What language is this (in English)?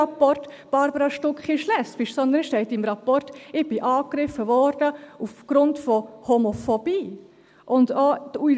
Swiss German